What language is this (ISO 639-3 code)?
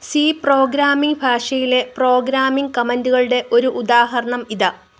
mal